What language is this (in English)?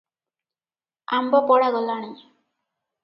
Odia